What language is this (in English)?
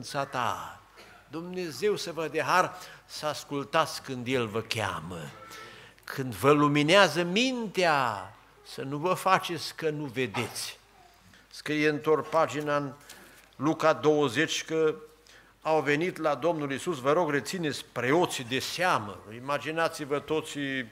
Romanian